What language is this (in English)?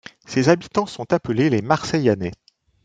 French